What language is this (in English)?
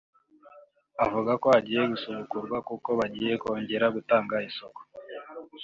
Kinyarwanda